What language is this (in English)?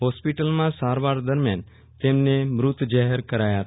Gujarati